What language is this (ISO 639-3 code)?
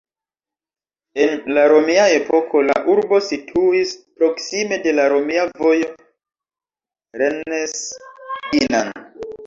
epo